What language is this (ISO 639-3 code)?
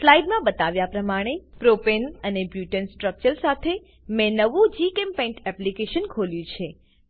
guj